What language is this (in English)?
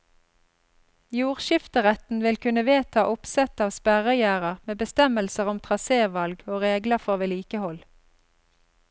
Norwegian